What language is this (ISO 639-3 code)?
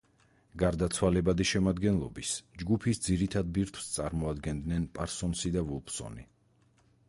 kat